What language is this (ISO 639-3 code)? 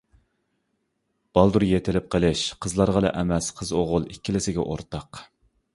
uig